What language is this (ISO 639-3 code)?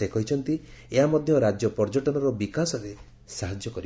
ori